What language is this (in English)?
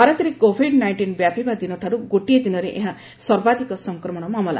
Odia